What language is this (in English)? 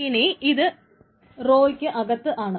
Malayalam